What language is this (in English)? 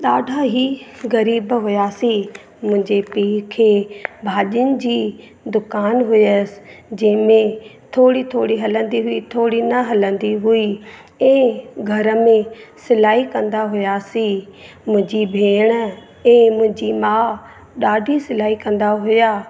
Sindhi